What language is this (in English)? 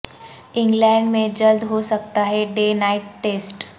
Urdu